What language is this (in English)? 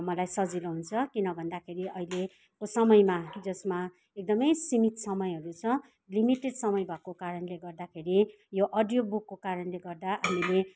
Nepali